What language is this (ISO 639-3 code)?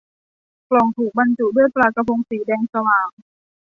tha